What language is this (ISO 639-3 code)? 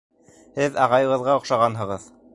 bak